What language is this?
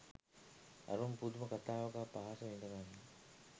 Sinhala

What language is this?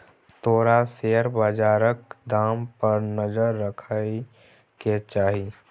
Maithili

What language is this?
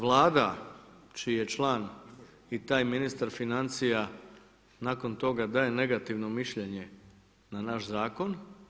Croatian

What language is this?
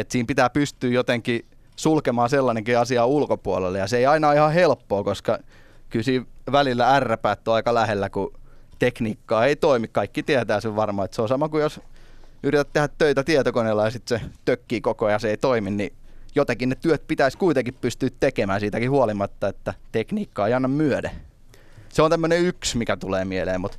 Finnish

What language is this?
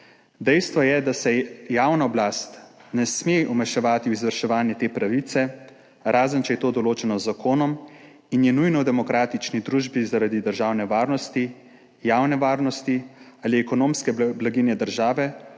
Slovenian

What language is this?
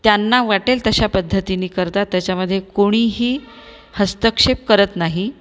Marathi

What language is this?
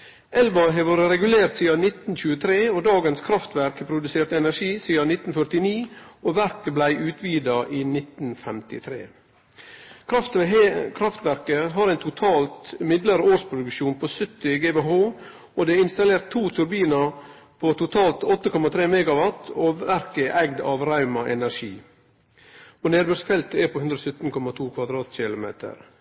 Norwegian Nynorsk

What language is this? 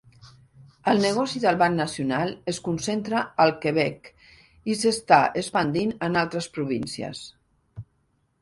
Catalan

